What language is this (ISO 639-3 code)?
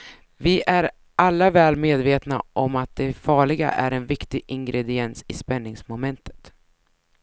swe